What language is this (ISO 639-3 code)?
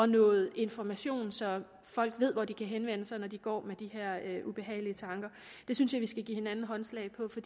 dan